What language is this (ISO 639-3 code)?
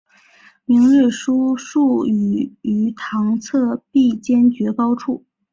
zho